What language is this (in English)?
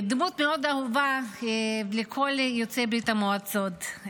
Hebrew